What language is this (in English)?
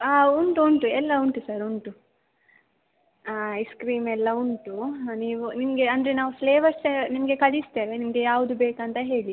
Kannada